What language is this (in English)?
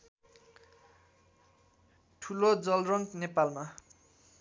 Nepali